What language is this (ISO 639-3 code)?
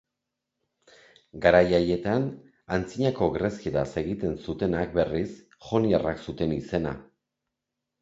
eus